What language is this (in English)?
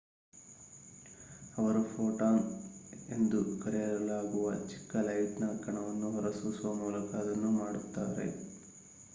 Kannada